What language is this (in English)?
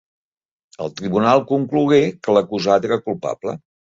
Catalan